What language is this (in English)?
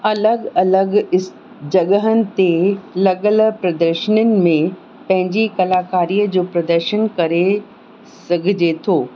Sindhi